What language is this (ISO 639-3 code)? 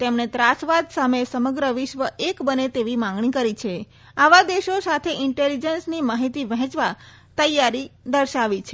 guj